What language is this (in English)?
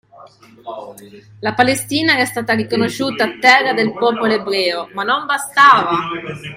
Italian